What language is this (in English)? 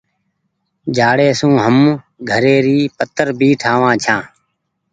Goaria